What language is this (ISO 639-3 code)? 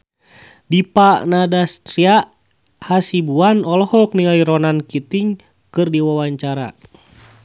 sun